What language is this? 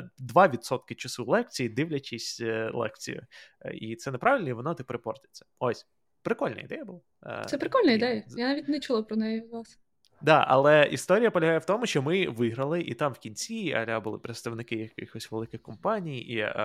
Ukrainian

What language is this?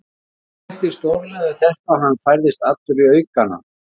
Icelandic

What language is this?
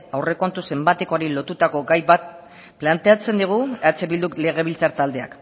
Basque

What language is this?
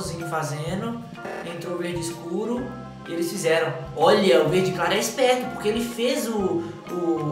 Portuguese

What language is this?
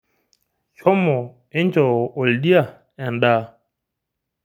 Masai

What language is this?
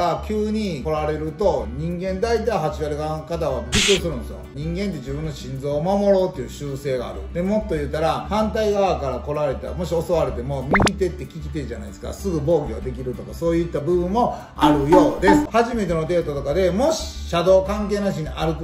Japanese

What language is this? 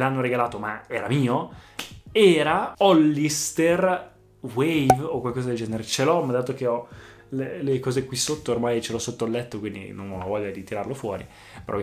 Italian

